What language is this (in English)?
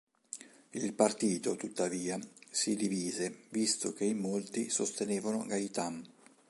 Italian